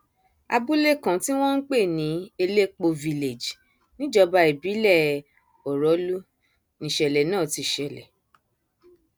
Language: Yoruba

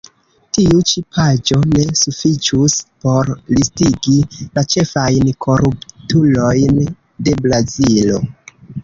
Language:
Esperanto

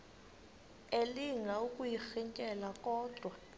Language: Xhosa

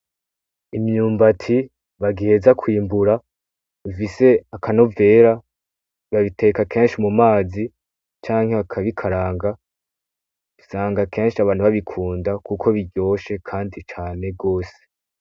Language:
Rundi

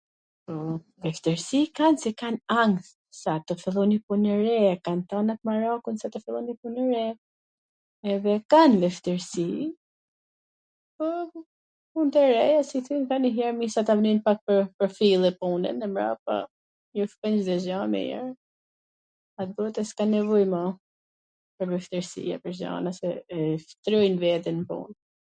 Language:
Gheg Albanian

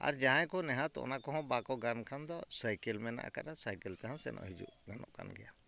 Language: Santali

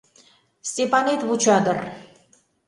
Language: Mari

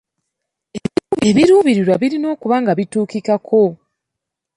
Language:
Ganda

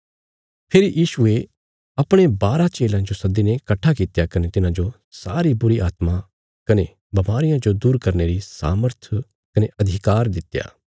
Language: Bilaspuri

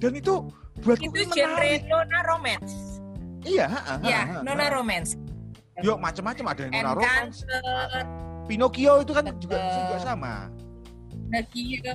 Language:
Indonesian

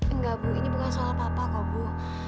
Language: Indonesian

